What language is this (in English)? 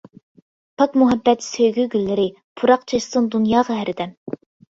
Uyghur